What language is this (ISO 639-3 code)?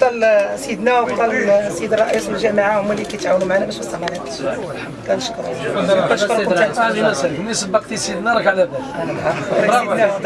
ara